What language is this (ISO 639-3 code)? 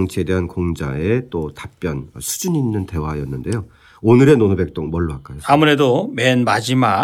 kor